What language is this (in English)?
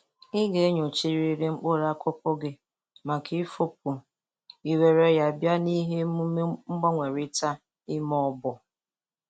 Igbo